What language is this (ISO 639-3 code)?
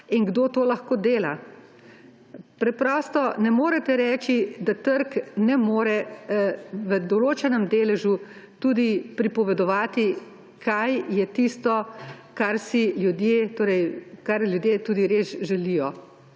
slv